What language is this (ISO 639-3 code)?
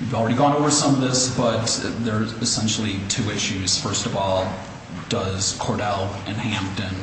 eng